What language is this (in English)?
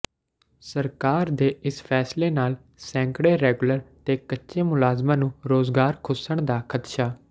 Punjabi